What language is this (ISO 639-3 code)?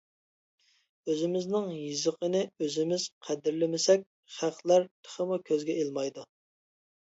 uig